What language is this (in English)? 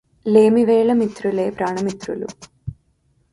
Telugu